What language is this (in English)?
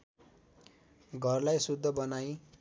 Nepali